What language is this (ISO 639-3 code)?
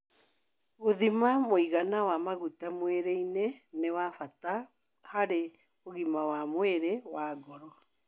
kik